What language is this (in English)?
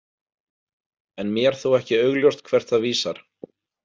Icelandic